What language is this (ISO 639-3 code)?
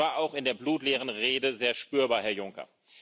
deu